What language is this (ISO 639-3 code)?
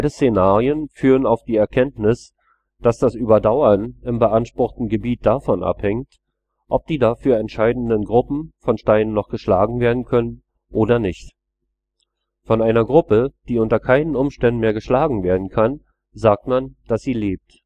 deu